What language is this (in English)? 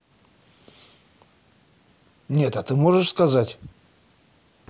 Russian